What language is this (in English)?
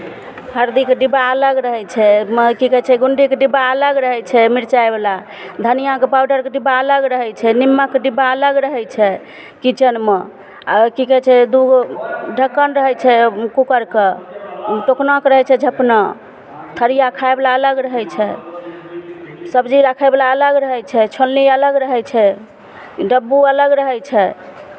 Maithili